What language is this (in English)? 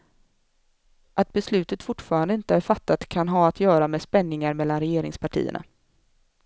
Swedish